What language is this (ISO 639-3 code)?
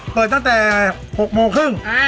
tha